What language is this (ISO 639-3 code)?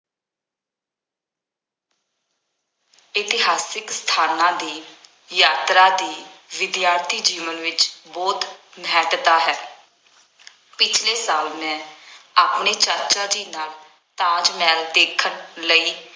pan